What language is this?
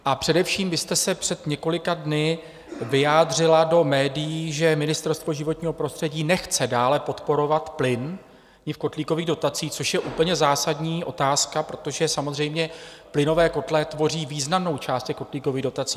Czech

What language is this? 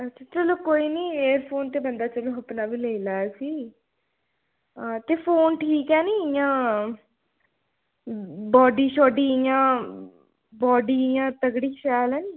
Dogri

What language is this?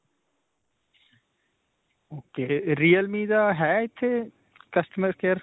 Punjabi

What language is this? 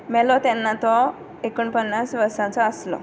Konkani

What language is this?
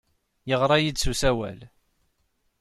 Kabyle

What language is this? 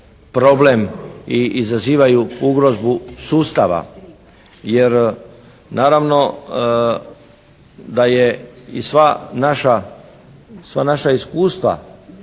Croatian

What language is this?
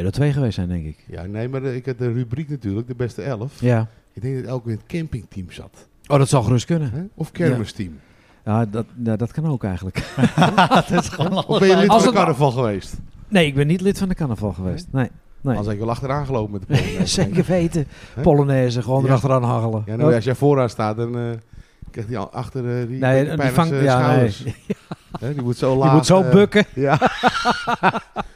Dutch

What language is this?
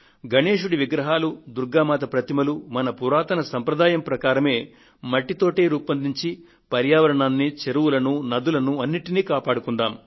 Telugu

